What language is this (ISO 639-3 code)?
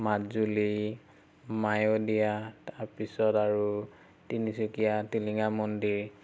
asm